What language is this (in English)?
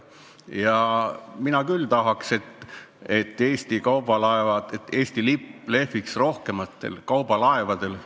Estonian